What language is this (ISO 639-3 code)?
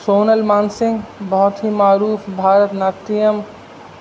urd